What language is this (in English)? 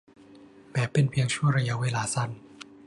Thai